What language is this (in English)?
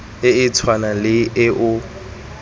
Tswana